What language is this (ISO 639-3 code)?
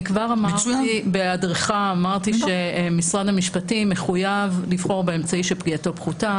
heb